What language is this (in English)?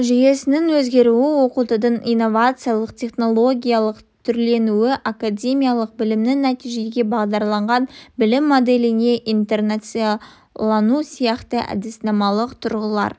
Kazakh